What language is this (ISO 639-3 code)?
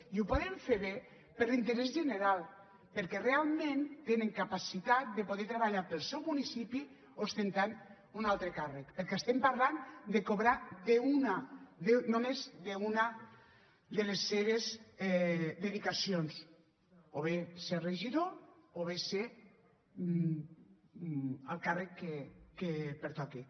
cat